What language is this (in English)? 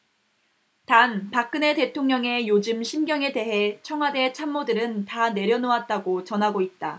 Korean